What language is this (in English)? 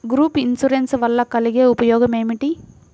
Telugu